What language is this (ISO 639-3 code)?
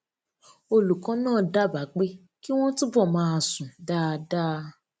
yor